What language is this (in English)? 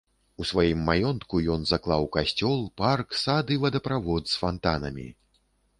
Belarusian